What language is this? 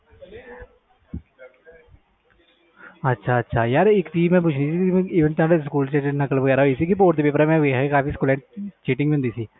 Punjabi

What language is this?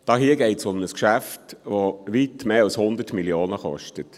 Swiss German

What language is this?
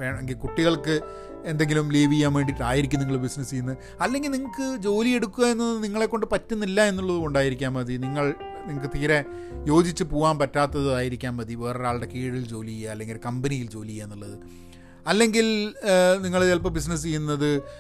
Malayalam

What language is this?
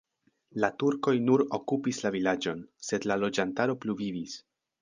Esperanto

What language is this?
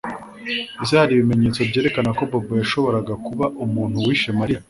Kinyarwanda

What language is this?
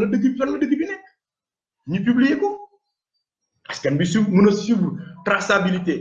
French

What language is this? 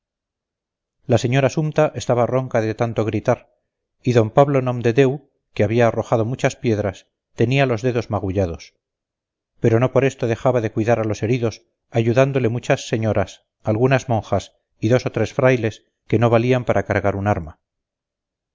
Spanish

